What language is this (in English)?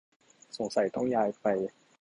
Thai